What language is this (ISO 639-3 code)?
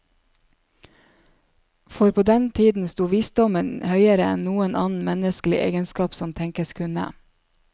nor